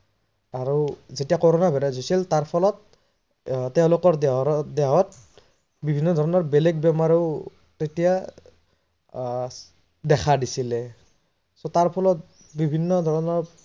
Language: Assamese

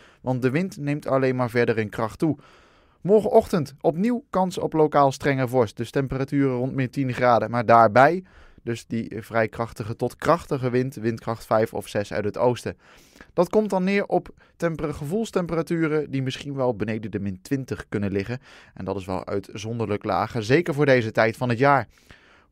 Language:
Dutch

